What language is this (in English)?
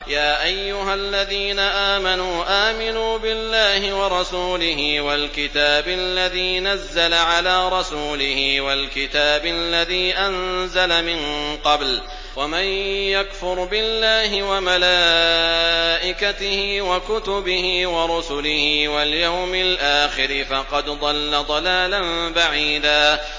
Arabic